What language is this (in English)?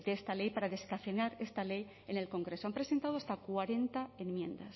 Spanish